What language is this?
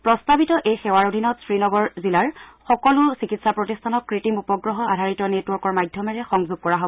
Assamese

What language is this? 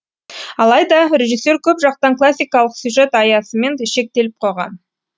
Kazakh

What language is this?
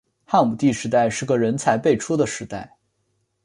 Chinese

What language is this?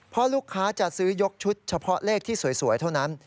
Thai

